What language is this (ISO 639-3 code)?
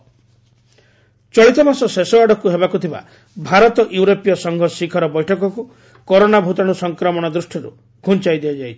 ori